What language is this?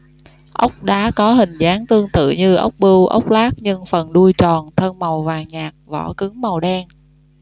Vietnamese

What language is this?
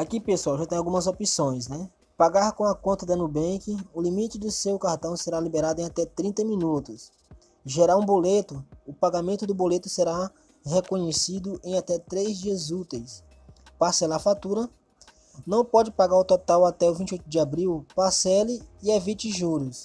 Portuguese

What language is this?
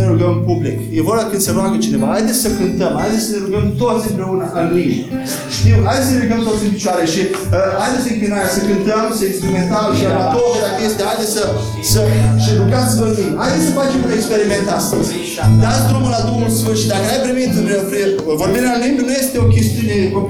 Romanian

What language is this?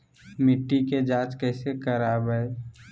Magahi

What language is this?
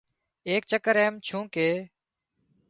Wadiyara Koli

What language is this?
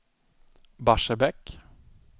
Swedish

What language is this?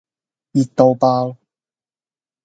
Cantonese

